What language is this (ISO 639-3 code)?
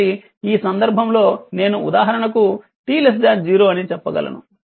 tel